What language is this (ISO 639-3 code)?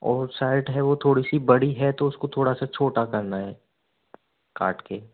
hin